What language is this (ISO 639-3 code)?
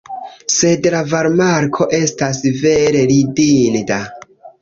epo